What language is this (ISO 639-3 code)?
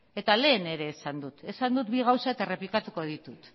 eus